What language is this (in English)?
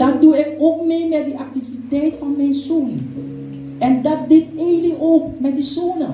Dutch